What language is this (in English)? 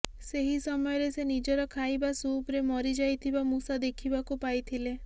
Odia